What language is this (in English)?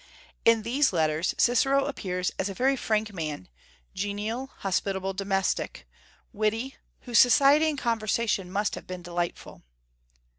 English